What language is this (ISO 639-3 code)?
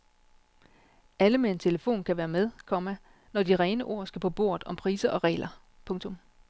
dan